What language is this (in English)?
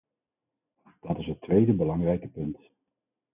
Dutch